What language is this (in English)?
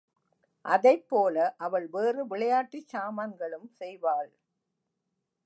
Tamil